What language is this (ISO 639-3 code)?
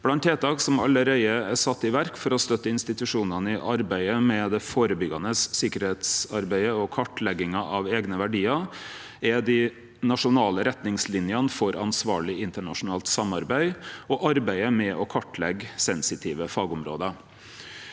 nor